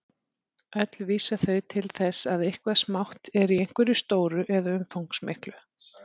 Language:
Icelandic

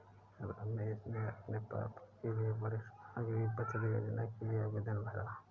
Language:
Hindi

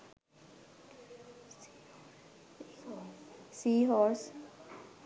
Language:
Sinhala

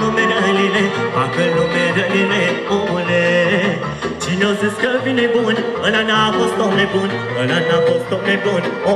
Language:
Romanian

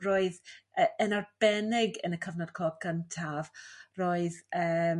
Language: Welsh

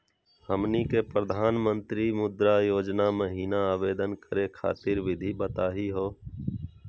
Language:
Magahi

